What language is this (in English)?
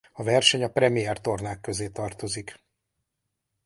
Hungarian